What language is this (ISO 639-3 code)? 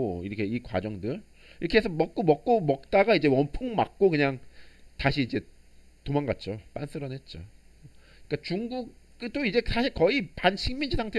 kor